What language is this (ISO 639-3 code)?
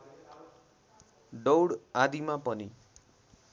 nep